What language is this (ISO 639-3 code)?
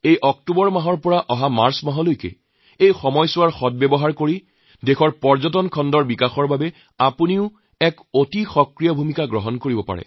asm